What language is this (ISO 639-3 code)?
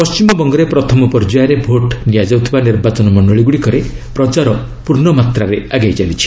ori